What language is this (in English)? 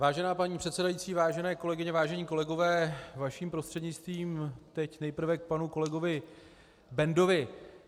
Czech